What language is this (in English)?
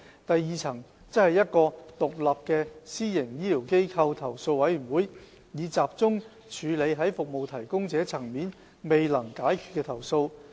Cantonese